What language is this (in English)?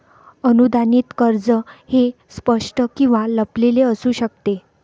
Marathi